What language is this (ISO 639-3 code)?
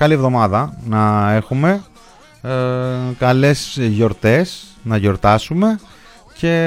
ell